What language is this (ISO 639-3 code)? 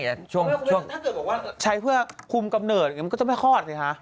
tha